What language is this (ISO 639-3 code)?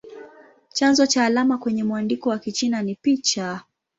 swa